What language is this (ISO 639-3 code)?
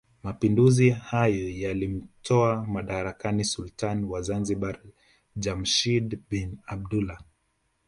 swa